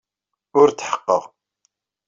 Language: Kabyle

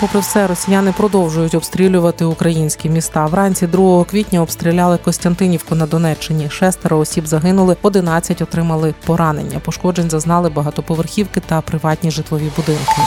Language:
Ukrainian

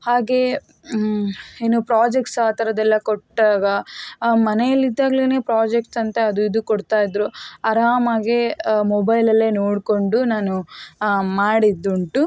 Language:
Kannada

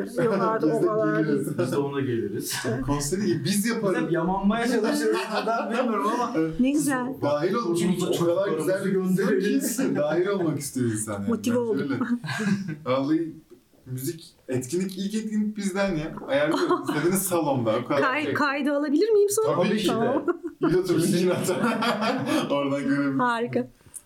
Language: Turkish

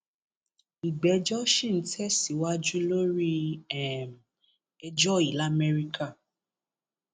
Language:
Yoruba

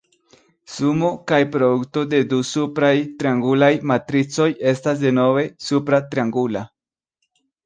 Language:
Esperanto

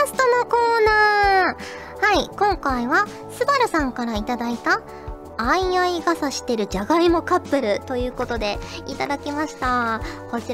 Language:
Japanese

